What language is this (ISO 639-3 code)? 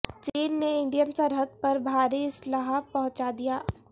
urd